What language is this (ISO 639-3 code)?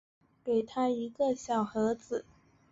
zho